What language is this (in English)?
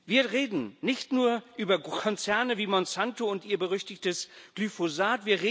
German